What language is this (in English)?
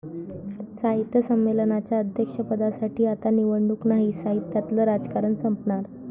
Marathi